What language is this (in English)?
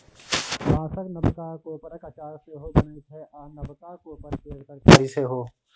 Maithili